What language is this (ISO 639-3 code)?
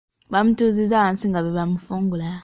lug